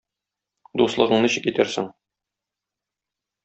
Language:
Tatar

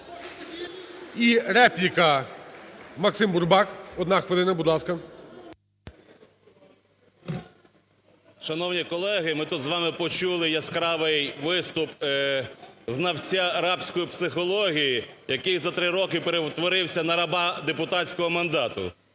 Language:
Ukrainian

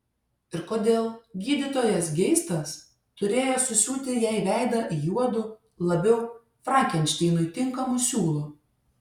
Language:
Lithuanian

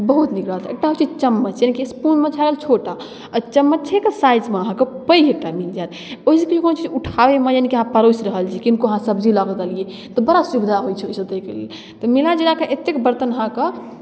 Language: Maithili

